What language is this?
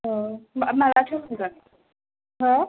Bodo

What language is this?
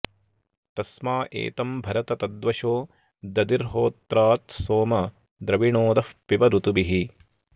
Sanskrit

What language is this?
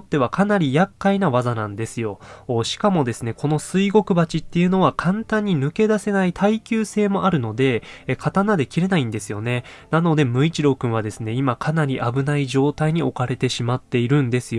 Japanese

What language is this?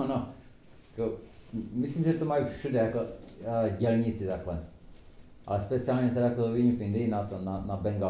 Czech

